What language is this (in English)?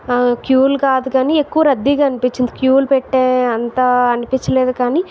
Telugu